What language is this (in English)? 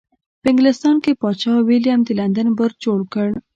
Pashto